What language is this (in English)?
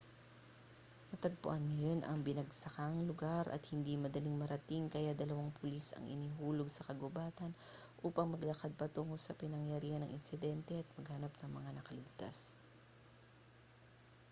Filipino